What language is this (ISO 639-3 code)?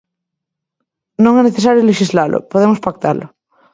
glg